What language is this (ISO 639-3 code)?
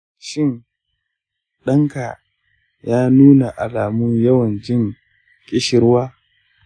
hau